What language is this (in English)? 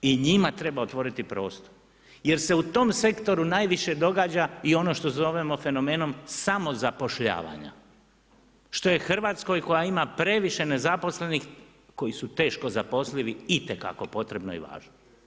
Croatian